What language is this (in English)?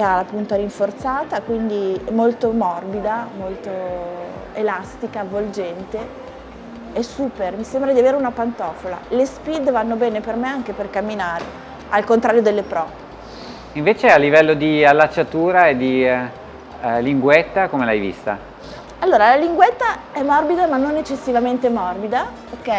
Italian